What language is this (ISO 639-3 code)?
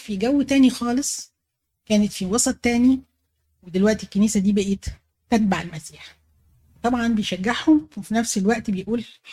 ara